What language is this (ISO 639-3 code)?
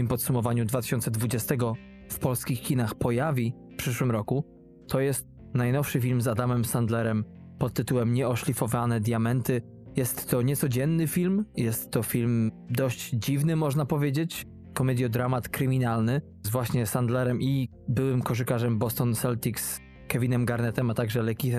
pol